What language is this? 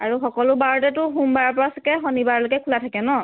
Assamese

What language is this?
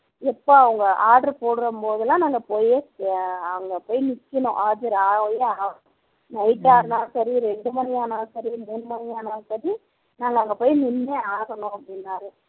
Tamil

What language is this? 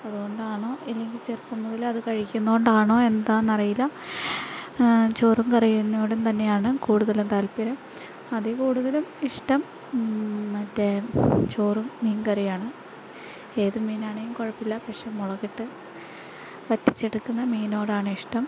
Malayalam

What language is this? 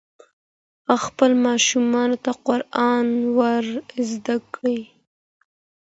Pashto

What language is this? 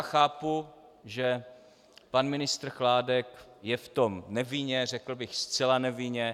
Czech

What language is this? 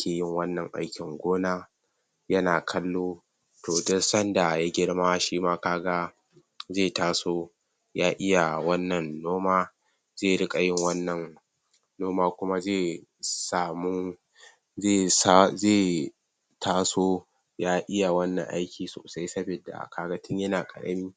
Hausa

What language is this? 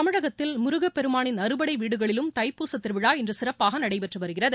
Tamil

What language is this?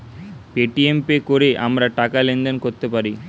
Bangla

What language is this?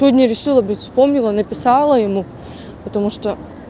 Russian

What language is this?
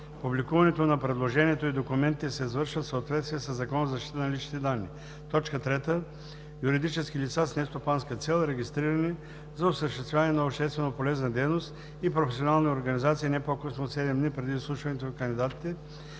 Bulgarian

